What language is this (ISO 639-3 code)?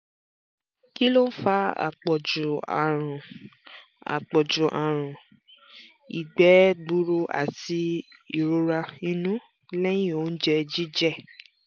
yor